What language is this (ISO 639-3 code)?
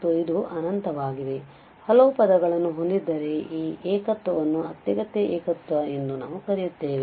kan